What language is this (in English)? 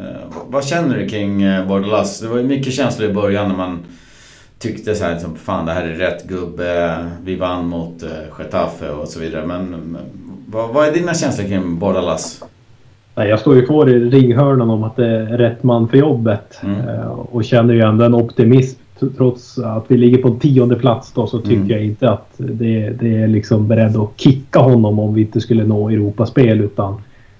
Swedish